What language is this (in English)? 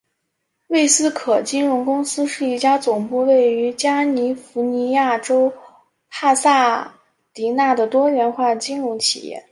Chinese